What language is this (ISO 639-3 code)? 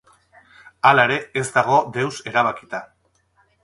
eus